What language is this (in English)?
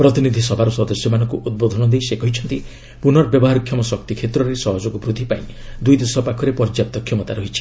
Odia